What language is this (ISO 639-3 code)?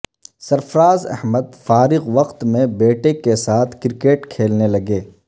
urd